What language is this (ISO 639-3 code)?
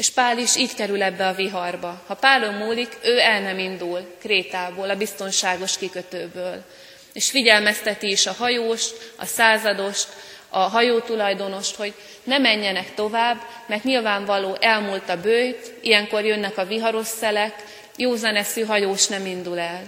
hun